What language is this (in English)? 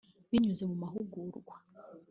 Kinyarwanda